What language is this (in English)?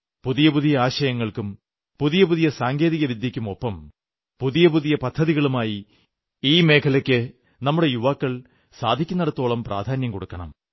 Malayalam